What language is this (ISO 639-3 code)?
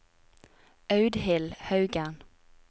nor